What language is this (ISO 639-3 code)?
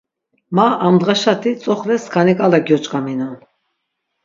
lzz